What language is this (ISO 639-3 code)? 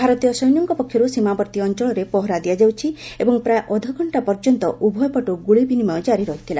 ori